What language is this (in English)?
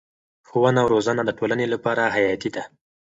Pashto